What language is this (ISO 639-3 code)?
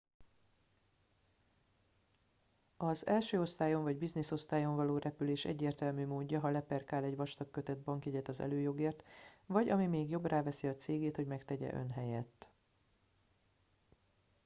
hun